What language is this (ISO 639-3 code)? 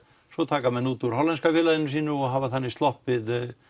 isl